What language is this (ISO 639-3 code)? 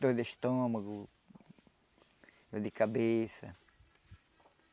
por